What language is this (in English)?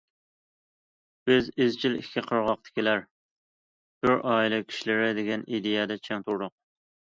Uyghur